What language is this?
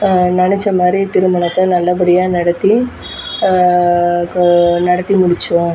Tamil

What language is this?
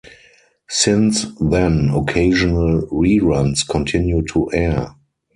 English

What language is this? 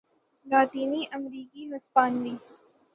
Urdu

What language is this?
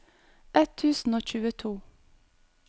Norwegian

